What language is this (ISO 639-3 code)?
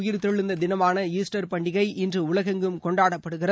tam